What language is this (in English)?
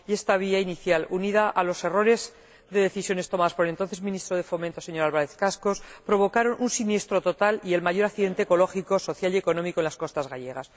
Spanish